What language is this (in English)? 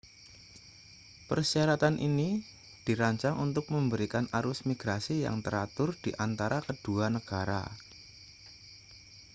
Indonesian